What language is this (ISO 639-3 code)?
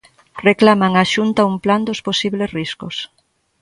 glg